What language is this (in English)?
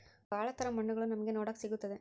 Kannada